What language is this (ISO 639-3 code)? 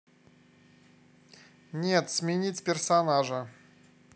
rus